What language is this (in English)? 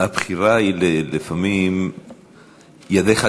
Hebrew